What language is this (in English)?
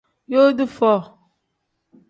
Tem